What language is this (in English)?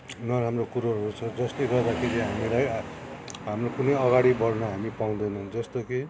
Nepali